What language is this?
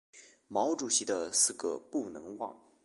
Chinese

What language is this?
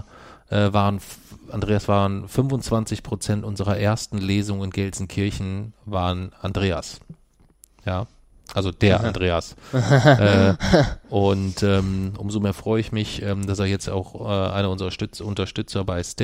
German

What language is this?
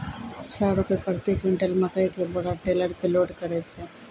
Maithili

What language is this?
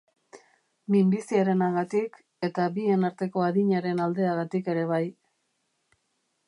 Basque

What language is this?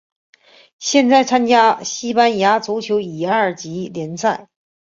Chinese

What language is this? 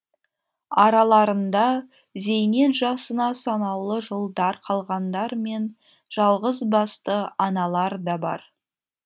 Kazakh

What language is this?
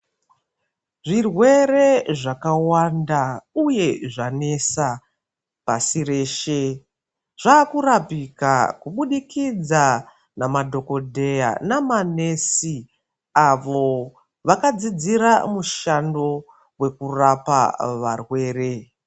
Ndau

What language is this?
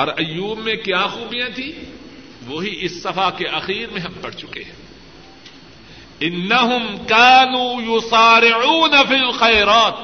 Urdu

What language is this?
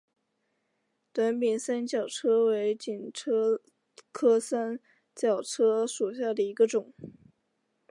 Chinese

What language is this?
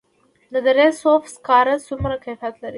Pashto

